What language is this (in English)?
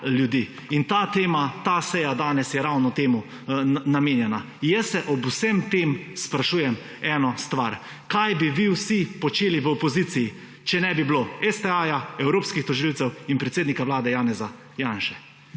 Slovenian